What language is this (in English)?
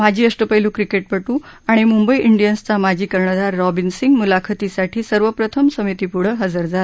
Marathi